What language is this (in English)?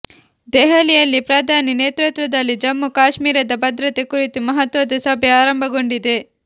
Kannada